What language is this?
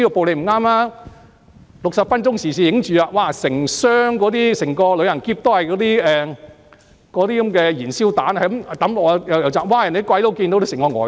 Cantonese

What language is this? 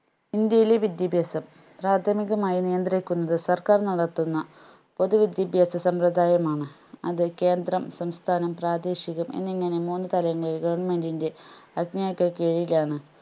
Malayalam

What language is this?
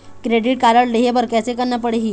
Chhattisgarhi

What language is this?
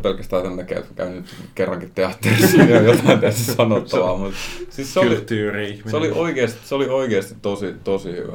Finnish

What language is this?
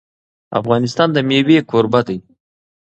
Pashto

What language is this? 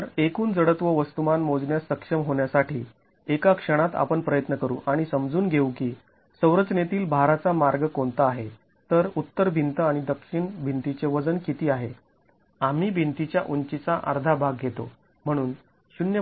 Marathi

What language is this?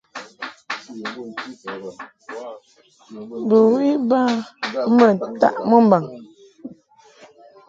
Mungaka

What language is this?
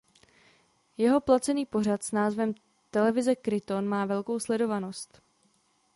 Czech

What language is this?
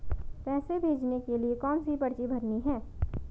Hindi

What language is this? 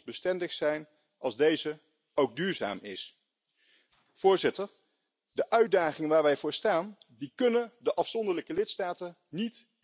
Spanish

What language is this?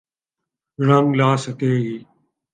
Urdu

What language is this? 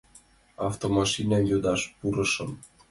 Mari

